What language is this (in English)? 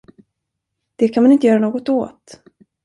Swedish